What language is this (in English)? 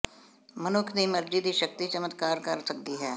Punjabi